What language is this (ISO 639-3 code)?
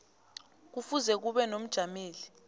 nbl